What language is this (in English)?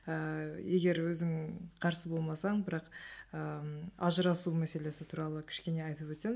Kazakh